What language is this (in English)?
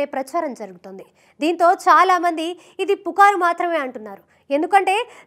Telugu